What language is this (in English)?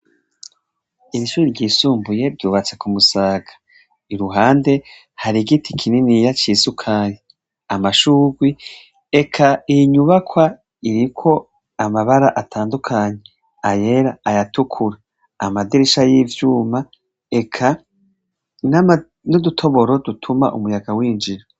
Rundi